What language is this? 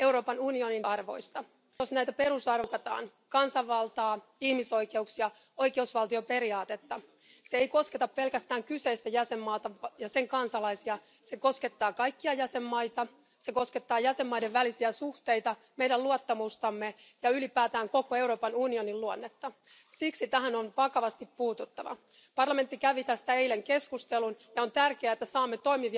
Romanian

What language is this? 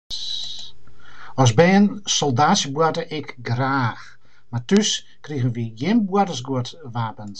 Western Frisian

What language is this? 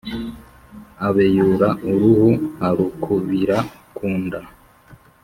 Kinyarwanda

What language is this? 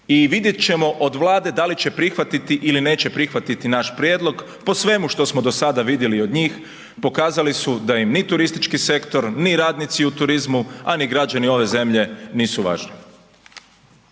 Croatian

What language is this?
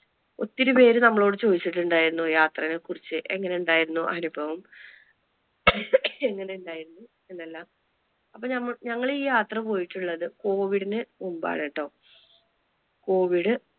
Malayalam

